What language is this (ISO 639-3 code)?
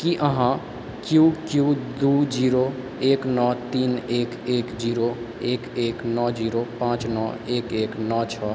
mai